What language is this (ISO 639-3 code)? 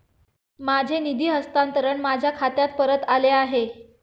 mar